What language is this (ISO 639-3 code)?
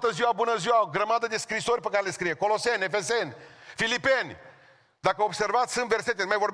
ron